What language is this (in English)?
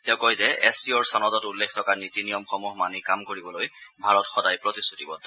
Assamese